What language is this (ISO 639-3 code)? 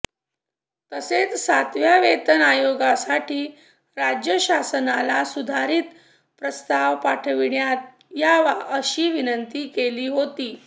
mar